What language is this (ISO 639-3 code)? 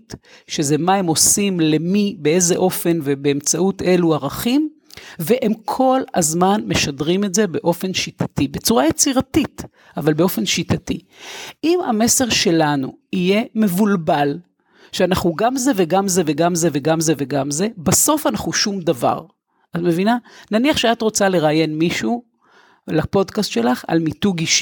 heb